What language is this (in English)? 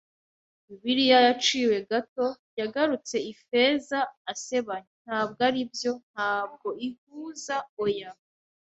Kinyarwanda